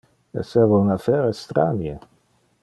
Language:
Interlingua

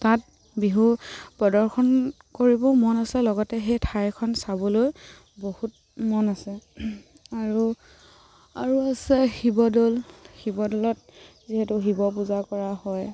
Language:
Assamese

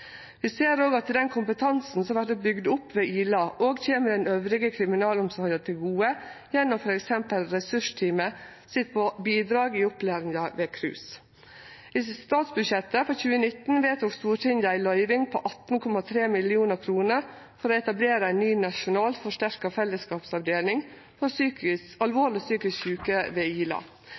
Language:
Norwegian Nynorsk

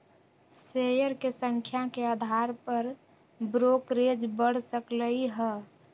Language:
Magahi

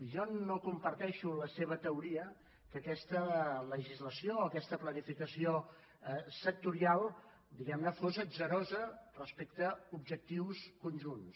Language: Catalan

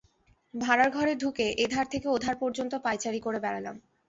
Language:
Bangla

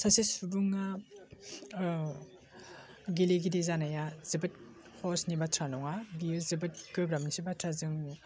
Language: Bodo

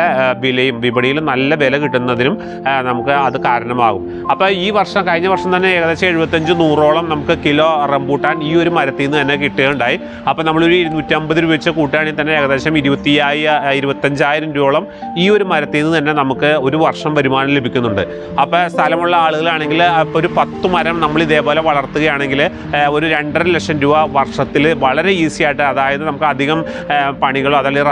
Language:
Malayalam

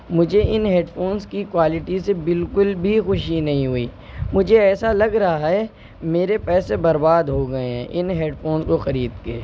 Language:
Urdu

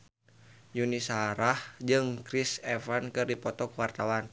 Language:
Sundanese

